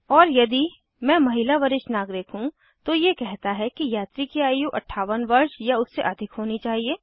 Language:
Hindi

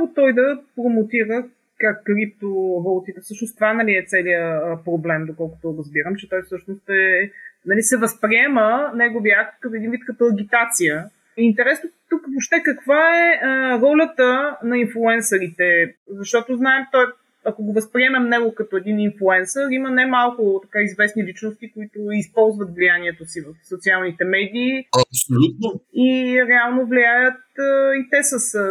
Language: Bulgarian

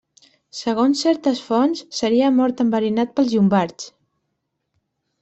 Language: Catalan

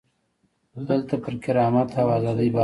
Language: Pashto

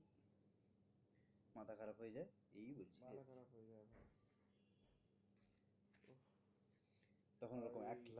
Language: Bangla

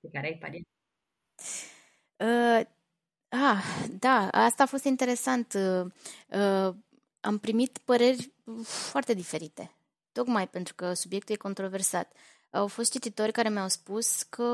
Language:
Romanian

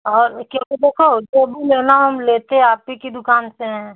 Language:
Hindi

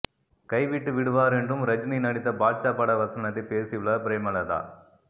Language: Tamil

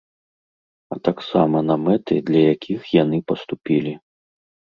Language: Belarusian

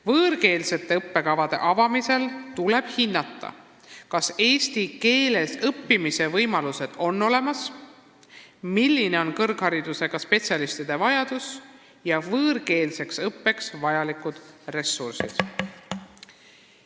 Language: Estonian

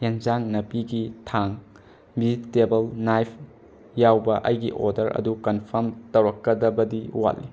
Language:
Manipuri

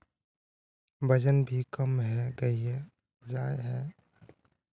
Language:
Magahi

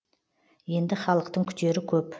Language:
Kazakh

